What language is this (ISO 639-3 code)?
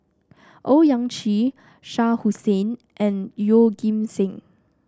eng